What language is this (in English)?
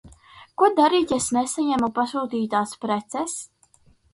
Latvian